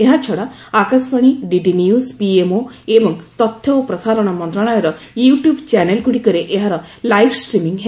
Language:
Odia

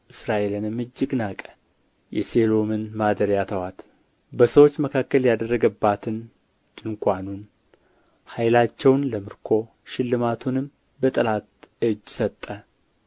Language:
Amharic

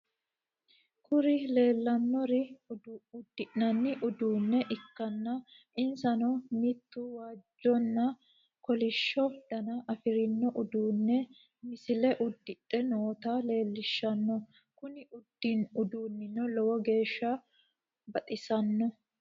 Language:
Sidamo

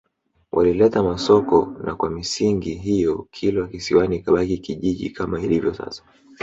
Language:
Swahili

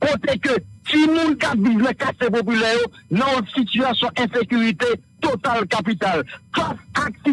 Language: French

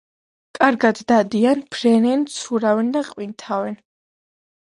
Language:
Georgian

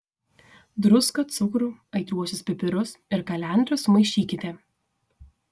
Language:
Lithuanian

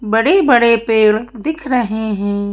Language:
Hindi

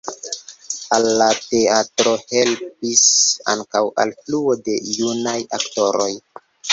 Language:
Esperanto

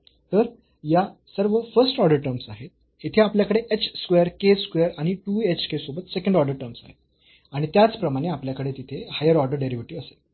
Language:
Marathi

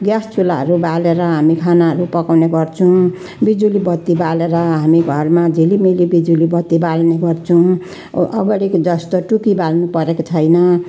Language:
Nepali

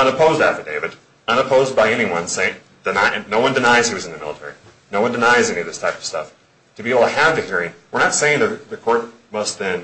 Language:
English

